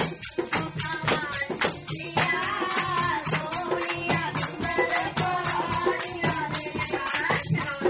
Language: Italian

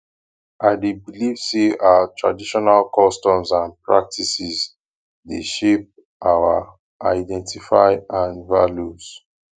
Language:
Nigerian Pidgin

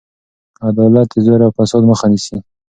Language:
Pashto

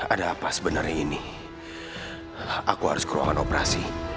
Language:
Indonesian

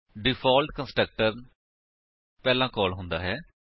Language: Punjabi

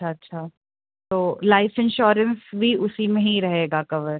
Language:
Urdu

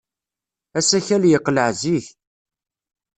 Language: Kabyle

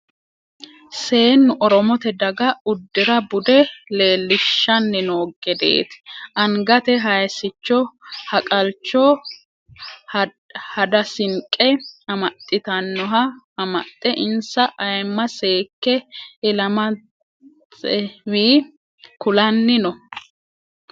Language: Sidamo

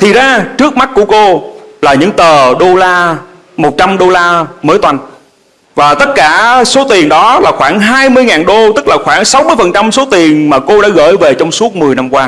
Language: Vietnamese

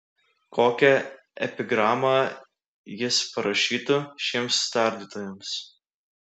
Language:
Lithuanian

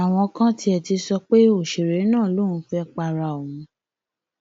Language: Yoruba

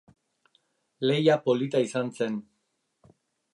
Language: Basque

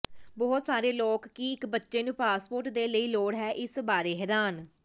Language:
Punjabi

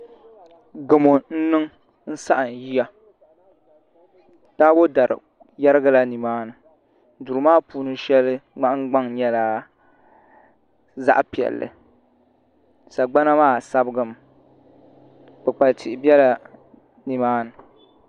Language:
Dagbani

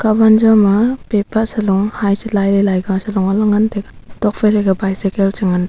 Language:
Wancho Naga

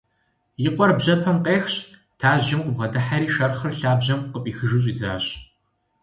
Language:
Kabardian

